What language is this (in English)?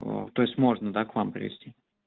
Russian